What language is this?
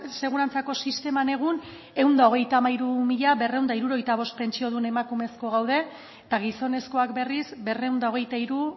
Basque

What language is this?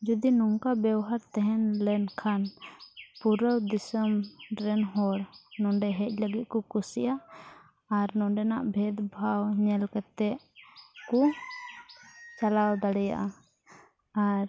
Santali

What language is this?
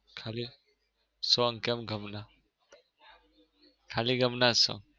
Gujarati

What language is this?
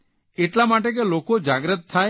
Gujarati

